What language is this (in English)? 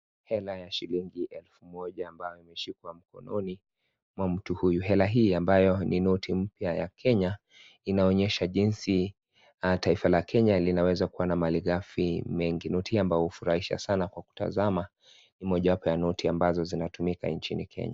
Swahili